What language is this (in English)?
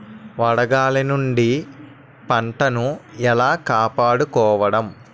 Telugu